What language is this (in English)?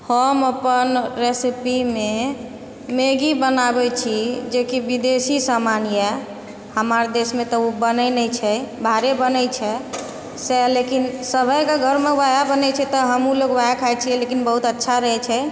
Maithili